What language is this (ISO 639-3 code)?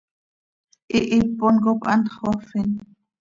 sei